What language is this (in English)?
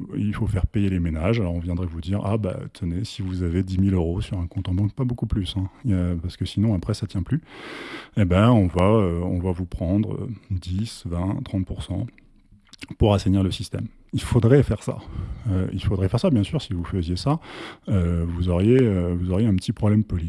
French